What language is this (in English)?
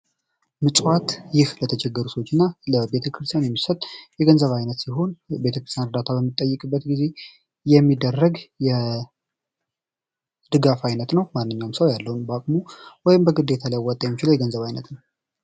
Amharic